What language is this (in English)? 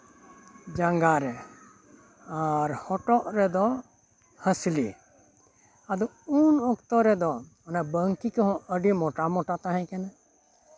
Santali